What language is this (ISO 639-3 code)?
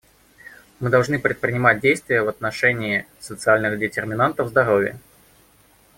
rus